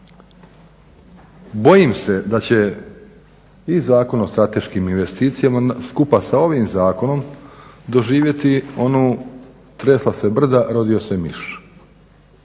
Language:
Croatian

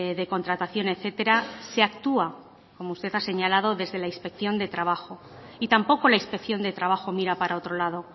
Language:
Spanish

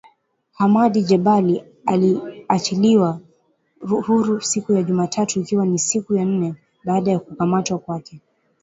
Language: Swahili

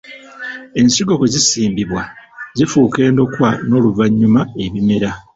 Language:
Ganda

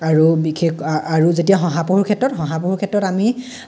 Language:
Assamese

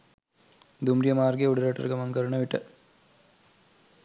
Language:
Sinhala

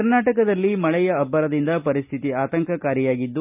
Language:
Kannada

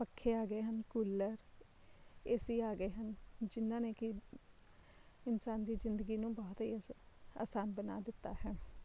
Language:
Punjabi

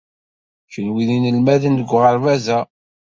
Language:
Kabyle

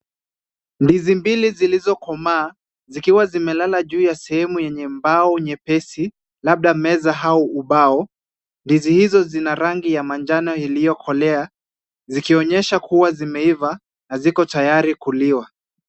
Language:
Swahili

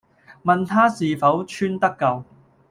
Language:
Cantonese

